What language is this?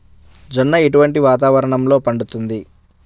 Telugu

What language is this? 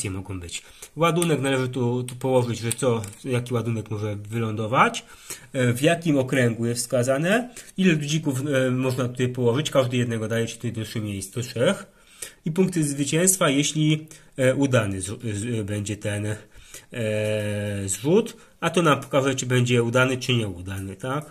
Polish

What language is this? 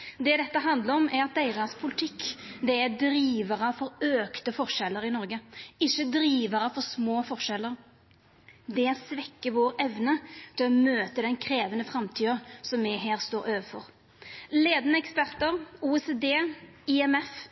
Norwegian Nynorsk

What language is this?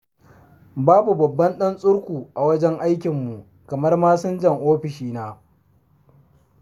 Hausa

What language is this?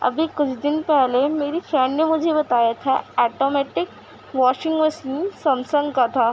Urdu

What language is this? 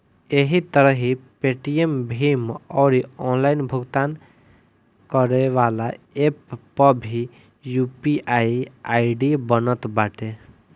Bhojpuri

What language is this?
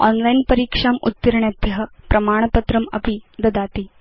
Sanskrit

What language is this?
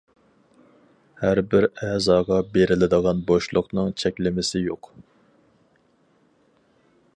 Uyghur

